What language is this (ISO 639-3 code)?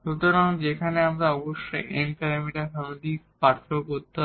ben